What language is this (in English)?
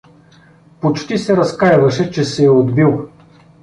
Bulgarian